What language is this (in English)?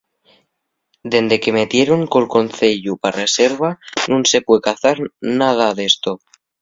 Asturian